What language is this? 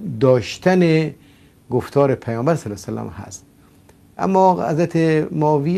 Persian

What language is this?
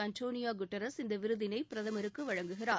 Tamil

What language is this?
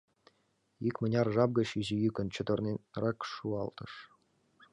Mari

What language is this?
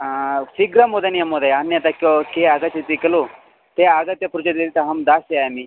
Sanskrit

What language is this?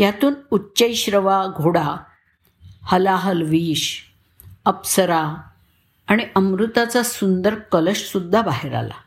Marathi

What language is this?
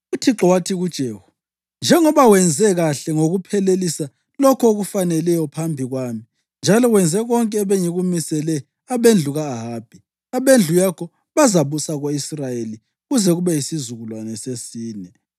North Ndebele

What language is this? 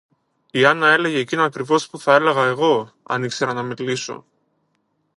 Greek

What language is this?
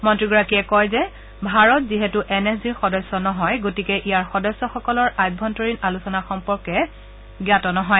Assamese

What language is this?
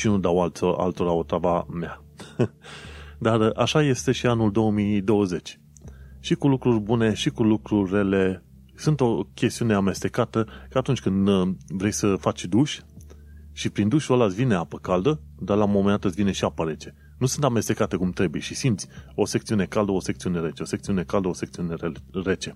Romanian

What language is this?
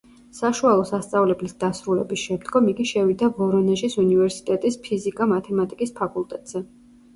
Georgian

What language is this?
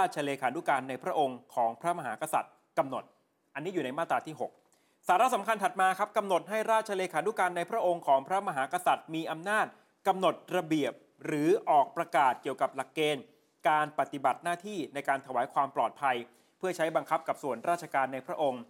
Thai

